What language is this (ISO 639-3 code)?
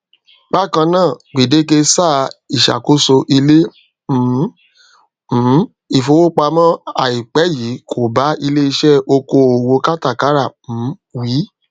yor